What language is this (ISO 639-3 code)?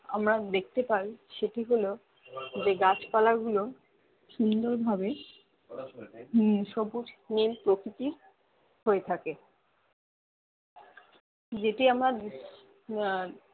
ben